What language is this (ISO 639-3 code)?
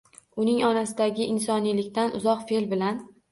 uzb